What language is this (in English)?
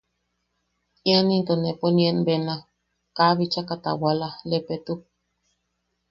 Yaqui